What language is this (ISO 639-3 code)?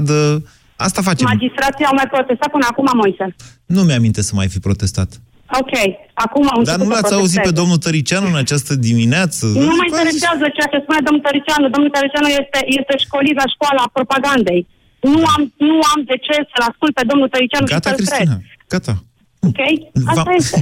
ron